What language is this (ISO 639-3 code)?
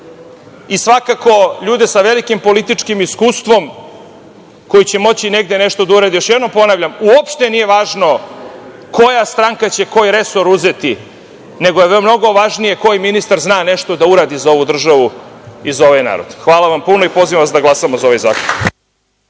srp